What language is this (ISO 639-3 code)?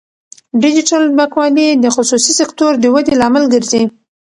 pus